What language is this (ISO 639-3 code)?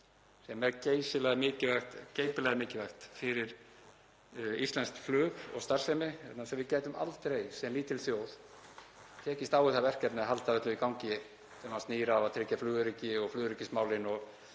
isl